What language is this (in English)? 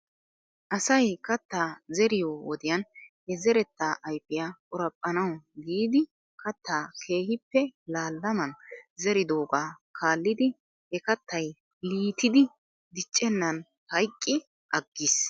Wolaytta